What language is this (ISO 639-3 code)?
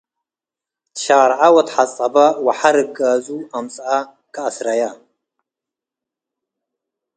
tig